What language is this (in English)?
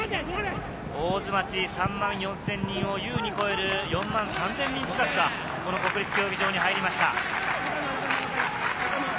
Japanese